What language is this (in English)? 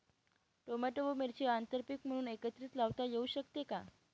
Marathi